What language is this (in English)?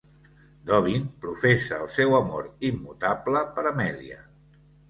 Catalan